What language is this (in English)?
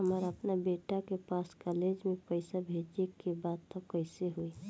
Bhojpuri